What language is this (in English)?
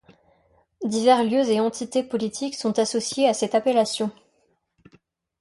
French